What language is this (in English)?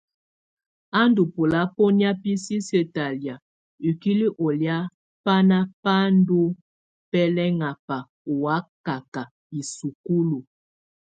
Tunen